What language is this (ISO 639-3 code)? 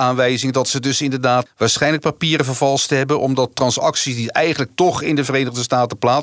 nld